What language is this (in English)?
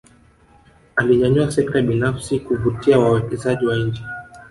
Swahili